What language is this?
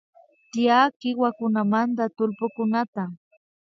Imbabura Highland Quichua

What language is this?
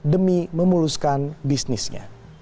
Indonesian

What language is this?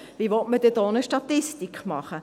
Swiss German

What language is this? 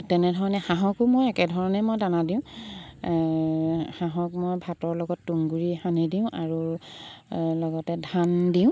Assamese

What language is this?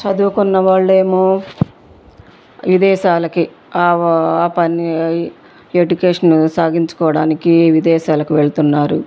Telugu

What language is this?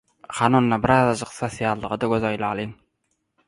Turkmen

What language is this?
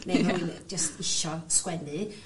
Welsh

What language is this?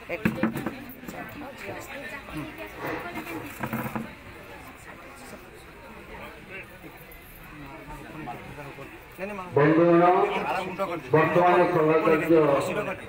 Arabic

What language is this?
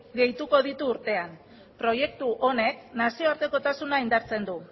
Basque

